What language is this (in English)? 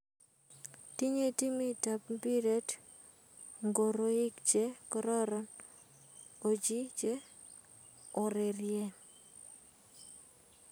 Kalenjin